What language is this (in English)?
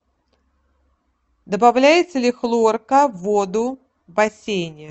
Russian